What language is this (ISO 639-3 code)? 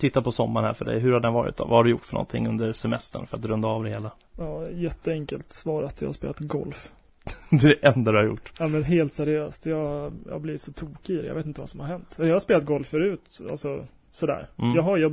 swe